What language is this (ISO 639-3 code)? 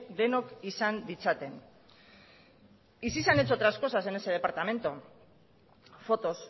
spa